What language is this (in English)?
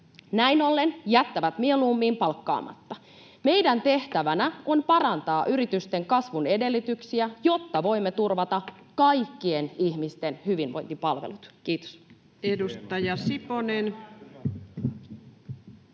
Finnish